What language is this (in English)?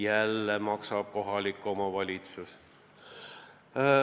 Estonian